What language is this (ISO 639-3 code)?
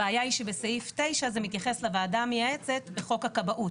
heb